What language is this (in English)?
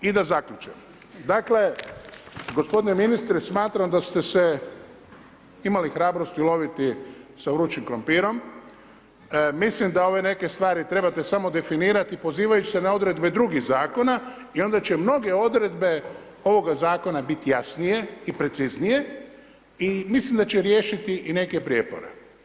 Croatian